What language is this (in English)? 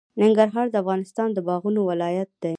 Pashto